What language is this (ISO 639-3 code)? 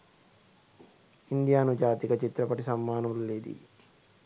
sin